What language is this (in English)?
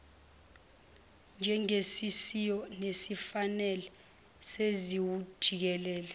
Zulu